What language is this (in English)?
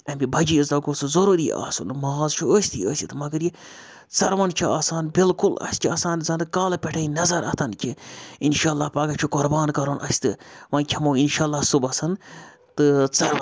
Kashmiri